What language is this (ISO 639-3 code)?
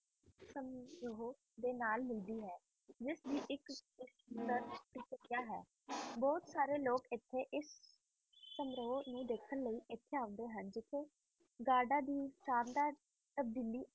pan